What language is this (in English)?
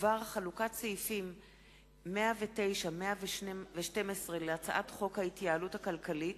Hebrew